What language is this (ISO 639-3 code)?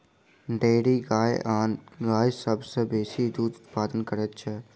mai